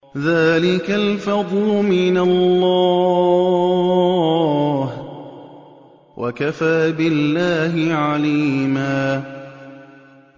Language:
Arabic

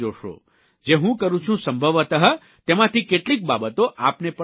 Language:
Gujarati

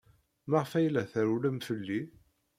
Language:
Kabyle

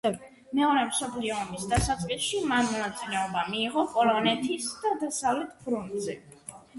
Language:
Georgian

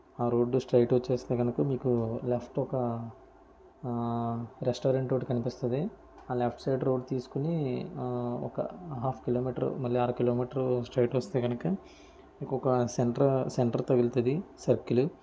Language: Telugu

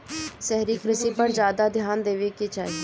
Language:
Bhojpuri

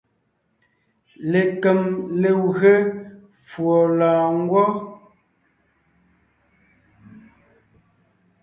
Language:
Ngiemboon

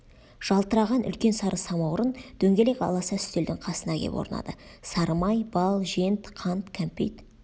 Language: Kazakh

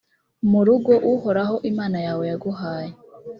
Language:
Kinyarwanda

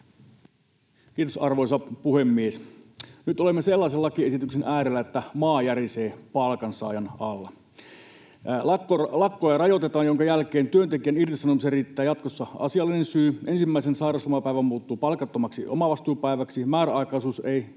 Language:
Finnish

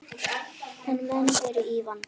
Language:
Icelandic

